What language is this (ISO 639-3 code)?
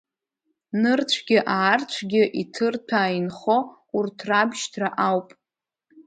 abk